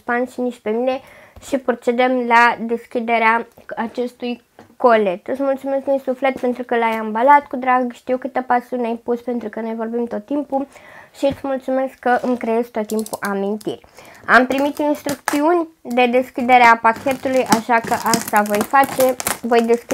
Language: Romanian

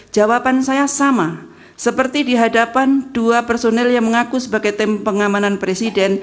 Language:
Indonesian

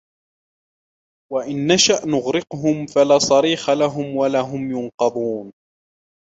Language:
Arabic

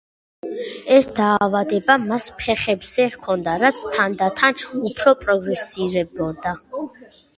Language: Georgian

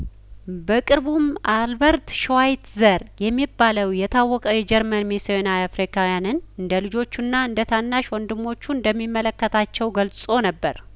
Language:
Amharic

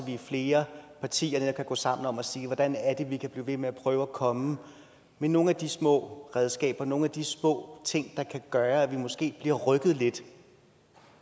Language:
Danish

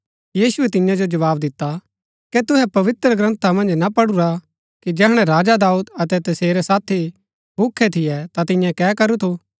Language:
Gaddi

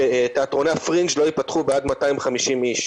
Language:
Hebrew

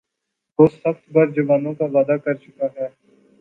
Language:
Urdu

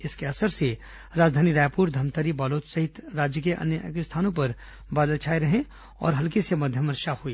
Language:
Hindi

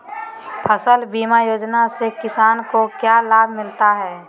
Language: Magahi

